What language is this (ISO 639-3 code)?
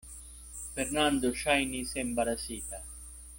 epo